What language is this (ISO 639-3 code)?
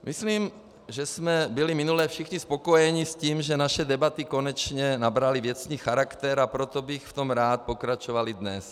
ces